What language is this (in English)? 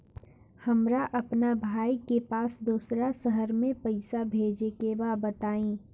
Bhojpuri